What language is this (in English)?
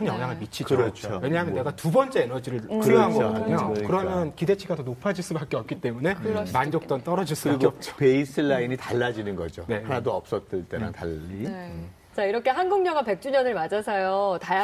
Korean